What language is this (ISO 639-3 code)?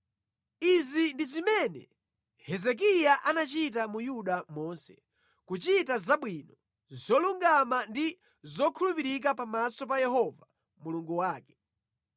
nya